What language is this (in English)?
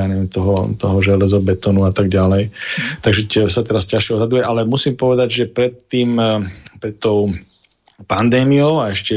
Slovak